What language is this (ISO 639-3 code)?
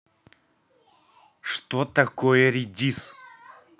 rus